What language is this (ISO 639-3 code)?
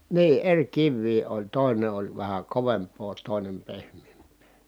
fin